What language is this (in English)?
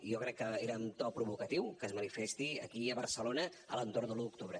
Catalan